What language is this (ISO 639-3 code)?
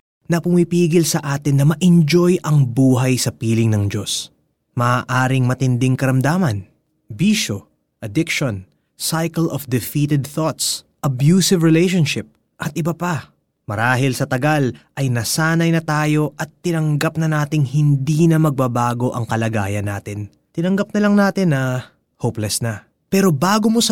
fil